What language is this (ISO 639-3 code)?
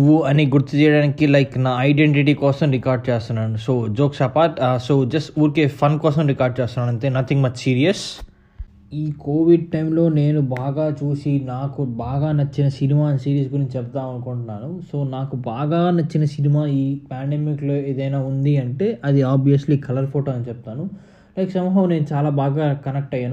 tel